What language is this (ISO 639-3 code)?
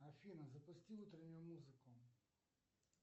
rus